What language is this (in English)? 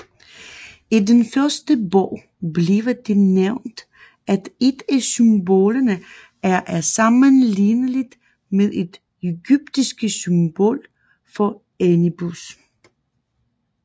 Danish